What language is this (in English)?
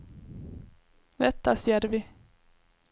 Swedish